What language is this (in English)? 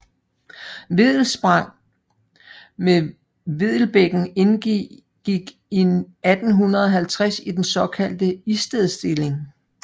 Danish